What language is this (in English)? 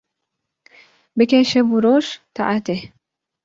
Kurdish